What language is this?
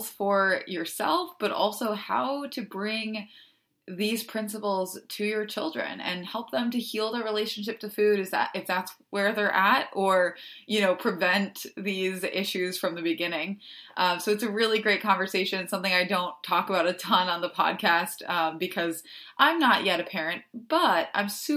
English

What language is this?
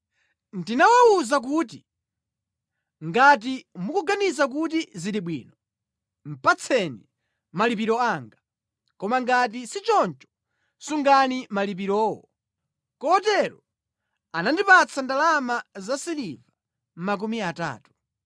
Nyanja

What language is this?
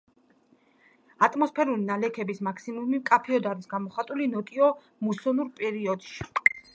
Georgian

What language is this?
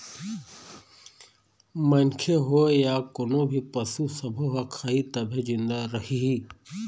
Chhattisgarhi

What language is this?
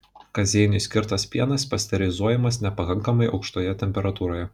Lithuanian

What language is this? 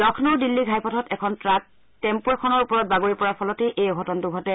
Assamese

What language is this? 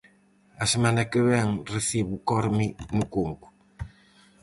Galician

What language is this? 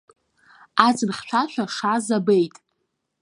Abkhazian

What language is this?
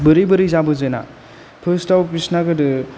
Bodo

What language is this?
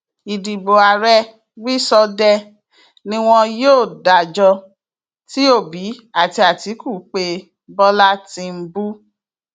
Yoruba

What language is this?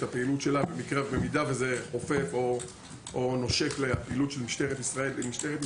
Hebrew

